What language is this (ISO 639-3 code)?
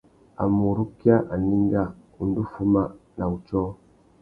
bag